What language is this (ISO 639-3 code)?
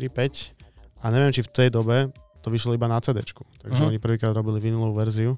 slk